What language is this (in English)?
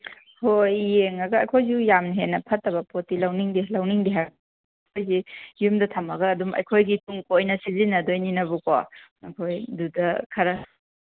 Manipuri